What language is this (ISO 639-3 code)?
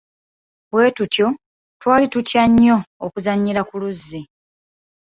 lug